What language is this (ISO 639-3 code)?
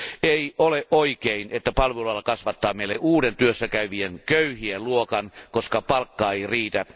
fin